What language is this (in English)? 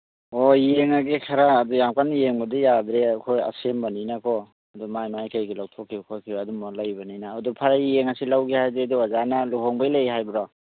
Manipuri